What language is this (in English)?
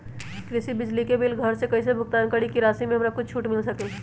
Magahi